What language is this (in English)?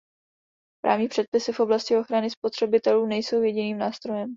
Czech